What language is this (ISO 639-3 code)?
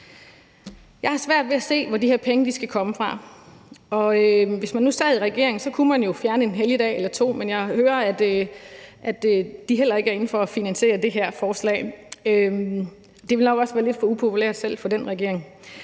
dan